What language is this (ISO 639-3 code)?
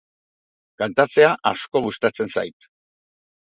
eus